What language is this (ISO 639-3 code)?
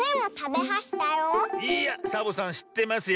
jpn